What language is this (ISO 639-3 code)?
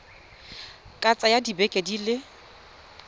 tsn